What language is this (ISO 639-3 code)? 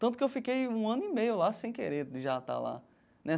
por